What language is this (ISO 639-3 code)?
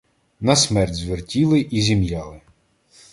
ukr